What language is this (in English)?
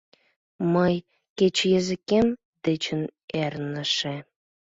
Mari